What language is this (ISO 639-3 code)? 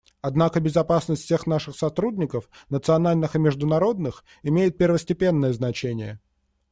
rus